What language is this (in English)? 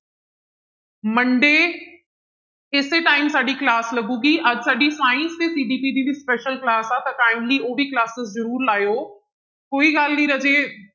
Punjabi